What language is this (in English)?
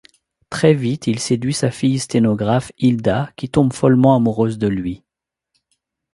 French